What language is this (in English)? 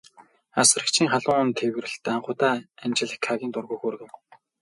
Mongolian